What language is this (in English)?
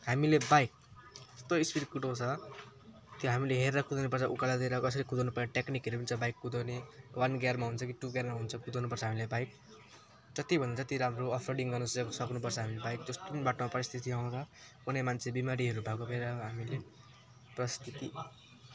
Nepali